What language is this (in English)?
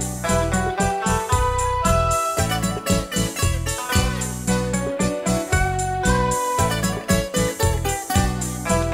Greek